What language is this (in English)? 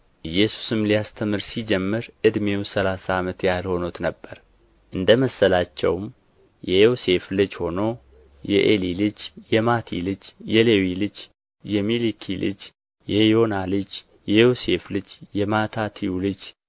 Amharic